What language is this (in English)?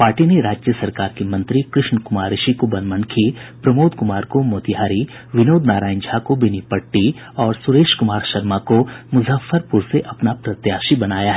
Hindi